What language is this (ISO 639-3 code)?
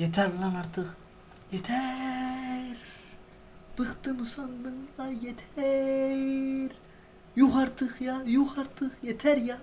tur